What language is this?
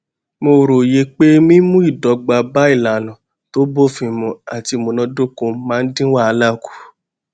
Yoruba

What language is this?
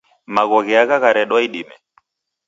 Taita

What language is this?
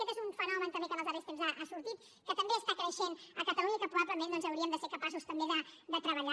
Catalan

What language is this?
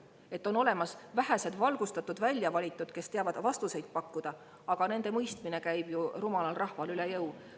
Estonian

